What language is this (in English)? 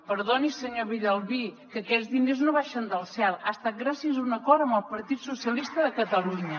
Catalan